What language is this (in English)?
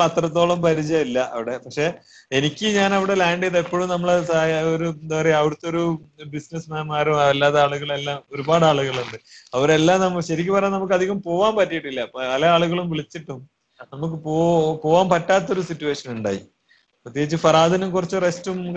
Malayalam